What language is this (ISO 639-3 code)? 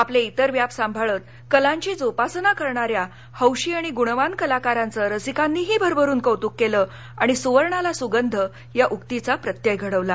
mar